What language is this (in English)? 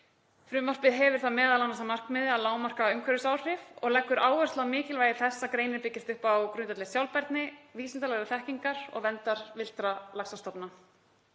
Icelandic